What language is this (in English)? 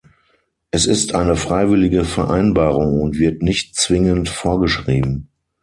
German